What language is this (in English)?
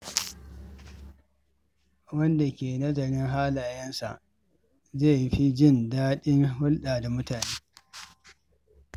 Hausa